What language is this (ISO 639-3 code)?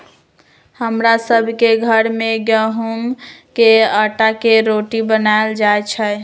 mag